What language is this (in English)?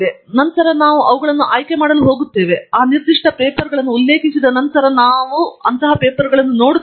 Kannada